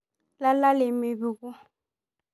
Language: Masai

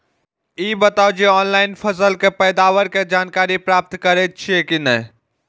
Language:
Maithili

